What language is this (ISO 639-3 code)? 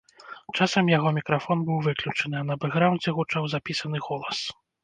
bel